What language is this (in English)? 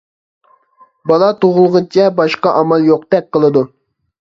Uyghur